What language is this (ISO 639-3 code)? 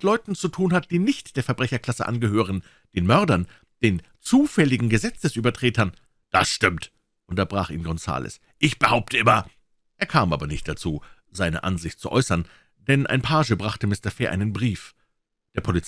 deu